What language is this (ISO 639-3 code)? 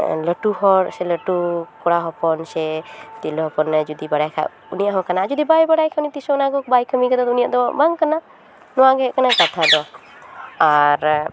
sat